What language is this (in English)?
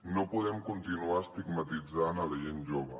Catalan